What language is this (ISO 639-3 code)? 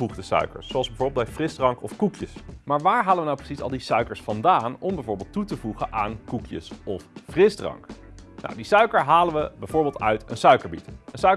nld